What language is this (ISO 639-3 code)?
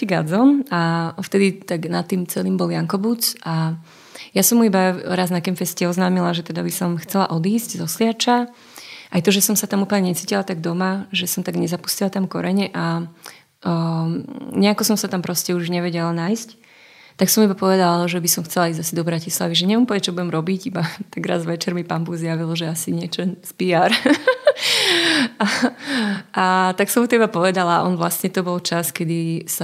slk